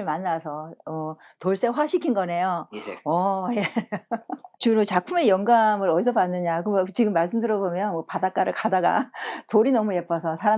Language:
Korean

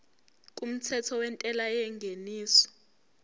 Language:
Zulu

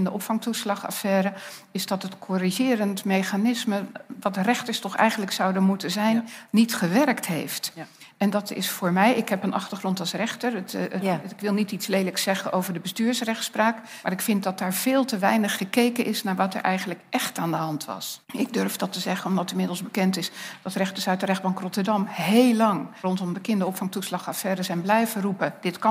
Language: Dutch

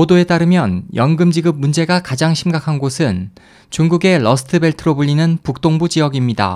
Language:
Korean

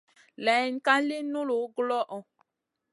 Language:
Masana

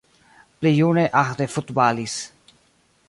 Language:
Esperanto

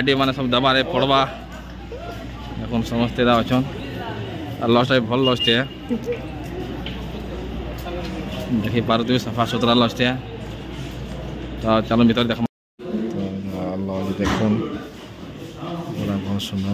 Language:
Indonesian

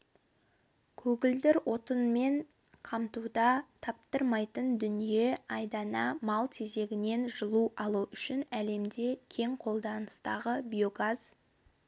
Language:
Kazakh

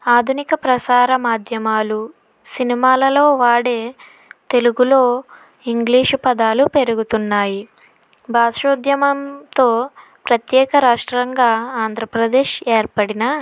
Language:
Telugu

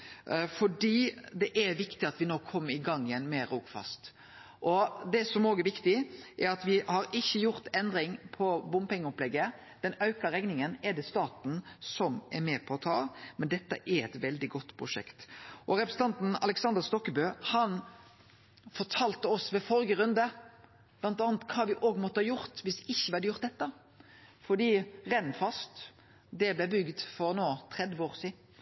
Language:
Norwegian Nynorsk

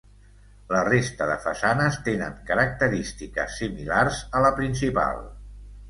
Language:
Catalan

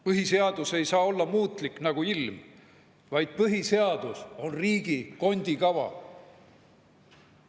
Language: Estonian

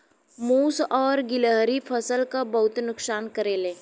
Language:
Bhojpuri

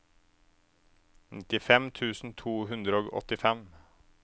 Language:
Norwegian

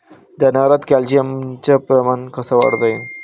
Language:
Marathi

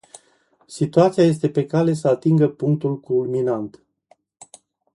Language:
Romanian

